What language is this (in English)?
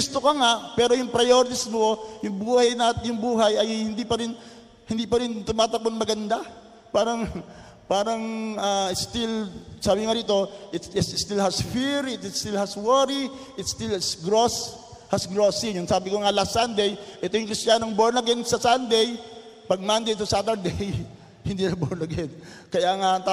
Filipino